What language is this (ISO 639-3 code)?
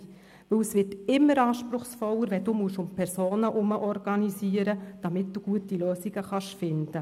gsw